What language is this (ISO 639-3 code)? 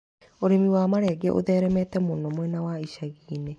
kik